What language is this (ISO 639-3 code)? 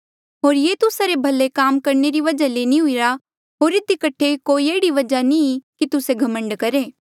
mjl